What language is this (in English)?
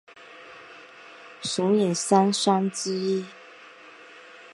Chinese